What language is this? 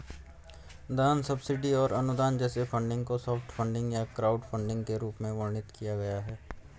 Hindi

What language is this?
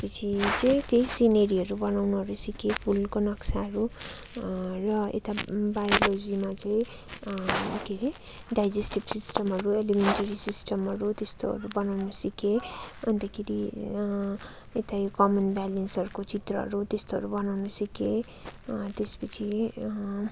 Nepali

